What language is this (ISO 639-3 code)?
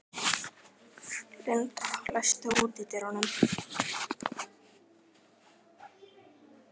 isl